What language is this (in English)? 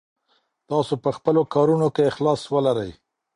Pashto